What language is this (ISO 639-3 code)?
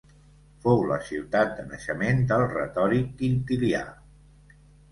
cat